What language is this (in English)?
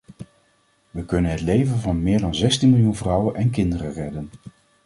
Dutch